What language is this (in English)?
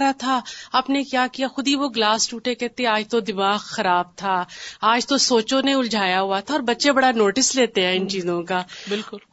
Urdu